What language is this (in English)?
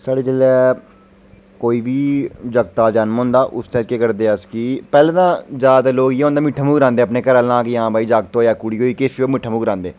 Dogri